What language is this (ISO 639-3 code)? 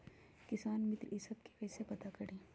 mag